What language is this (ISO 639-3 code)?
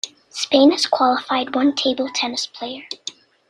eng